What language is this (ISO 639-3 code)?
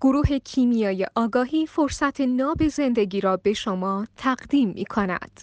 fas